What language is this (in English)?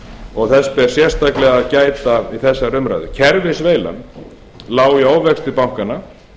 Icelandic